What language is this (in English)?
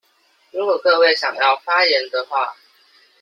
Chinese